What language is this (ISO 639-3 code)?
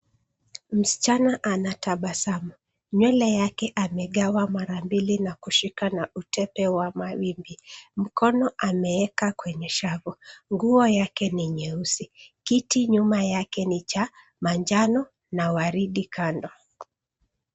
swa